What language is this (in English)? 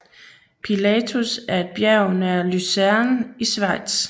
Danish